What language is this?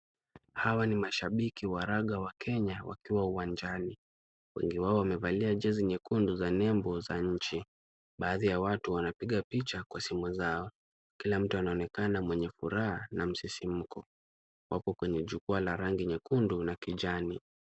Swahili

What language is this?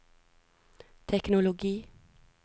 Norwegian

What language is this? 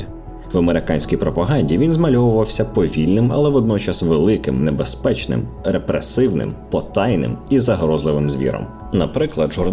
Ukrainian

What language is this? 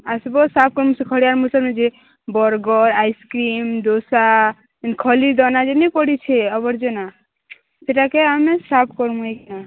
Odia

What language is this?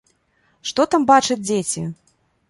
Belarusian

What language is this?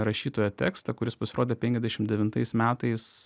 Lithuanian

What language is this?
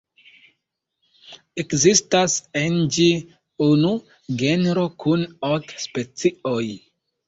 Esperanto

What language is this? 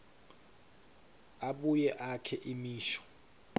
Swati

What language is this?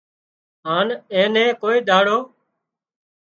Wadiyara Koli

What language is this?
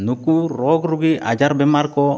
Santali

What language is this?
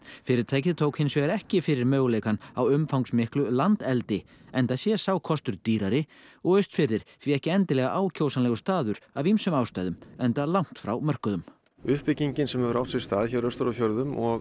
Icelandic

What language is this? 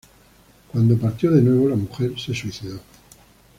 Spanish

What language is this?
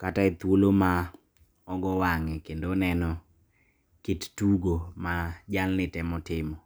Luo (Kenya and Tanzania)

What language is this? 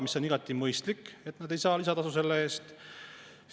Estonian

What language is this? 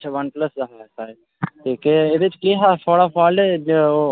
Dogri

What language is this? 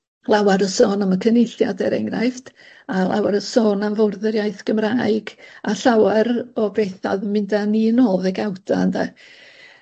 Welsh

